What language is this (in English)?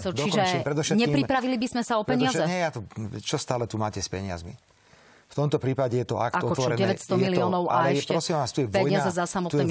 Slovak